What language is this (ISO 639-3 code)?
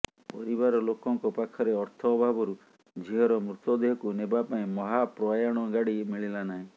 ori